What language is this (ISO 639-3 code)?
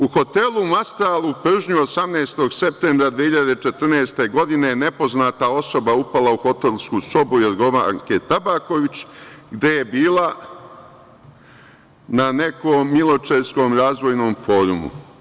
srp